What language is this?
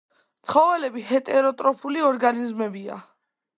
Georgian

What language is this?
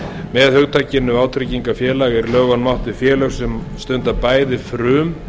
Icelandic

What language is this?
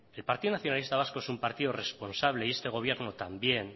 Spanish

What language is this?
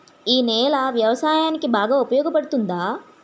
Telugu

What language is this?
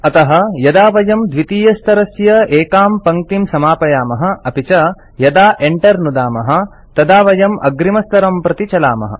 Sanskrit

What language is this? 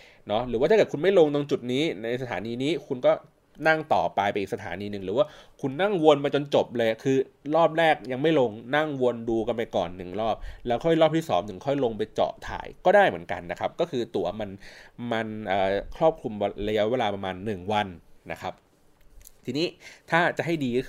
Thai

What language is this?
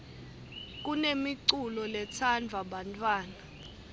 Swati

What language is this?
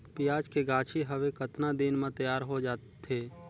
Chhattisgarhi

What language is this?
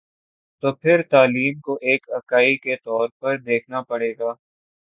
Urdu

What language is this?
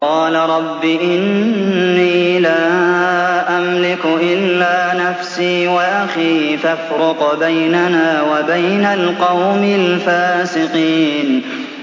Arabic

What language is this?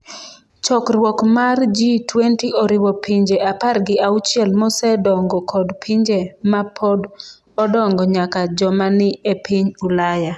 Luo (Kenya and Tanzania)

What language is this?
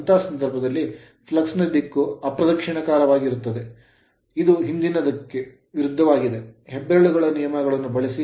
Kannada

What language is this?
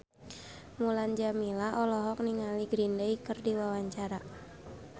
Sundanese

